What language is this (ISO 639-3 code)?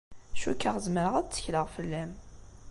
kab